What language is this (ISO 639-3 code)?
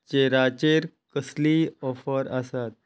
kok